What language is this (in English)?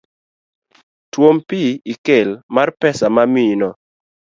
Luo (Kenya and Tanzania)